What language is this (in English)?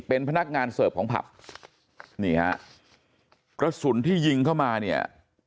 Thai